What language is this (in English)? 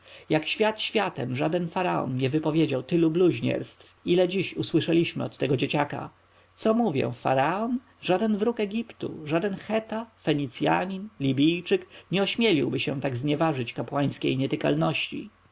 Polish